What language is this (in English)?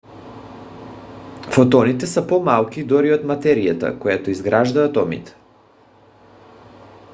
Bulgarian